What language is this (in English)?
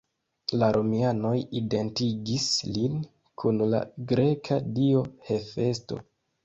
Esperanto